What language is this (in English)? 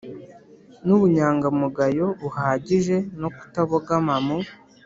Kinyarwanda